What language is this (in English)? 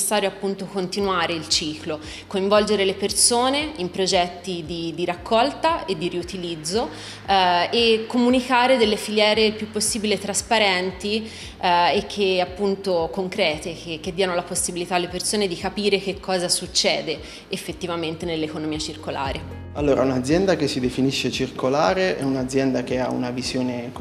Italian